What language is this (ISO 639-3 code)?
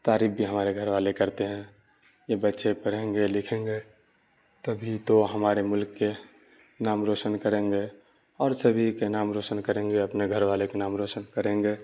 urd